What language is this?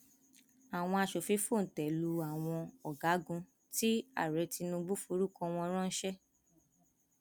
Yoruba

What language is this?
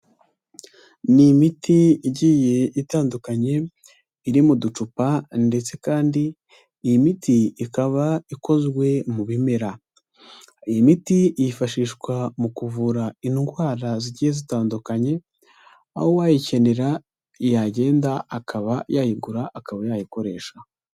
Kinyarwanda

